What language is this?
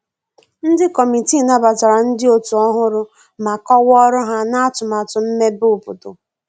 Igbo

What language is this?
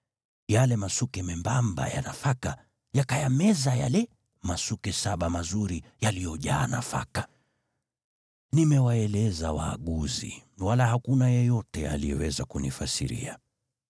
Swahili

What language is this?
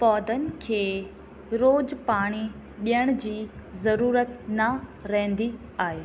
Sindhi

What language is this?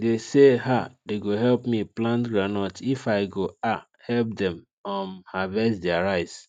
Nigerian Pidgin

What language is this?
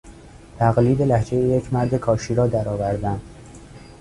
Persian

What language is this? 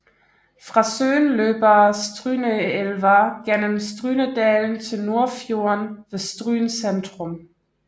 Danish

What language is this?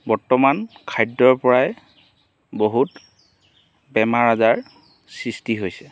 Assamese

